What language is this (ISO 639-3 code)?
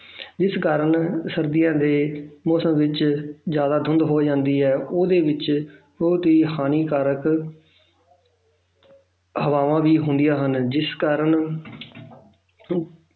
pan